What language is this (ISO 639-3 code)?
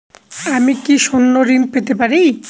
ben